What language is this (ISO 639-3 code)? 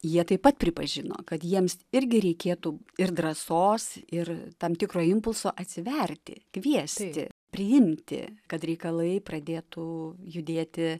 lit